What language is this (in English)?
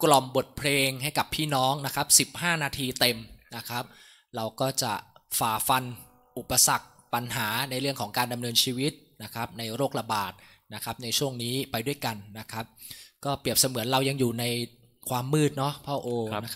Thai